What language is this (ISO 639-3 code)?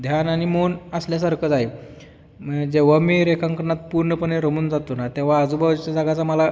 mar